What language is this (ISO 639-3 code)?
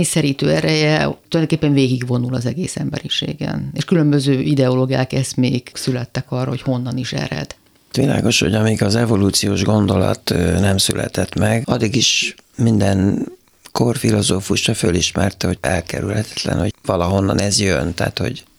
hun